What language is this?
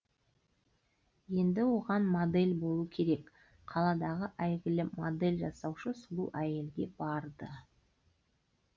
Kazakh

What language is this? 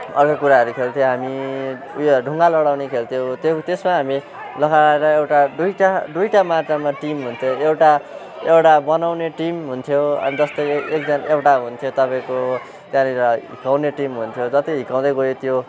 Nepali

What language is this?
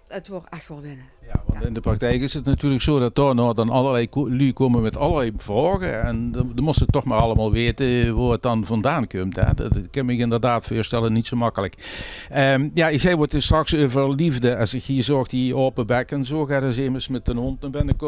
Dutch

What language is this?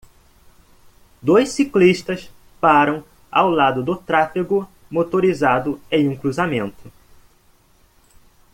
Portuguese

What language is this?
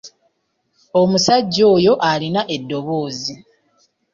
Ganda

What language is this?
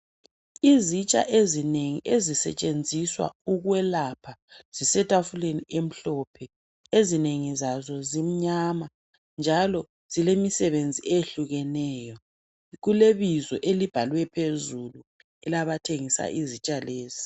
North Ndebele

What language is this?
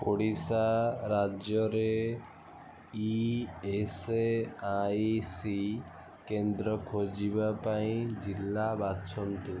Odia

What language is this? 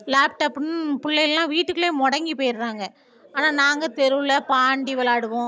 Tamil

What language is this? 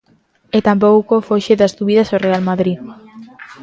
Galician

